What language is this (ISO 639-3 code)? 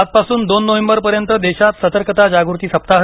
mar